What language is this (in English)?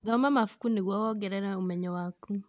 Kikuyu